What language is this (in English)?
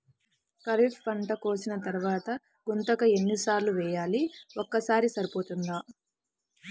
Telugu